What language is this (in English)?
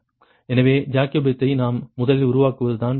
Tamil